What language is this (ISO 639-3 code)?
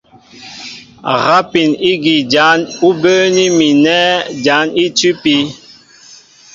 mbo